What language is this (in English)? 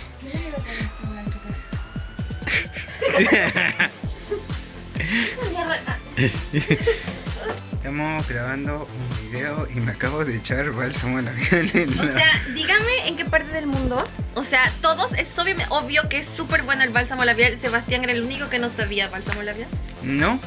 Spanish